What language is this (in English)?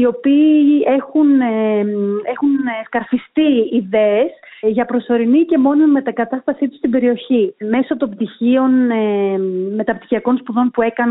Greek